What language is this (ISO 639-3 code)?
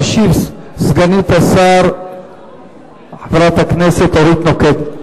heb